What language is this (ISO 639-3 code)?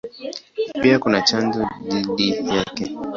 swa